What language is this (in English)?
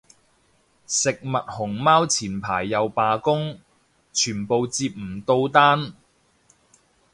Cantonese